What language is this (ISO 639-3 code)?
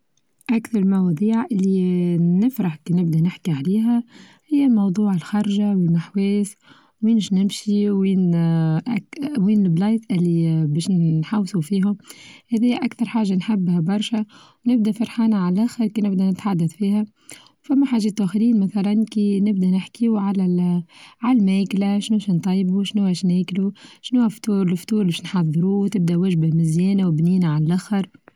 aeb